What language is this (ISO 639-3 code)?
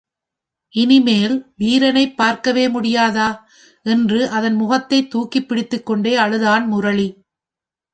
tam